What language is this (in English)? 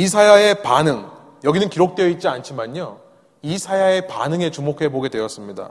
Korean